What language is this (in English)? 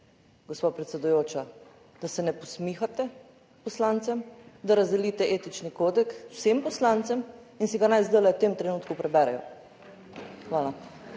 Slovenian